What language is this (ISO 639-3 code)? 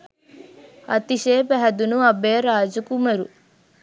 sin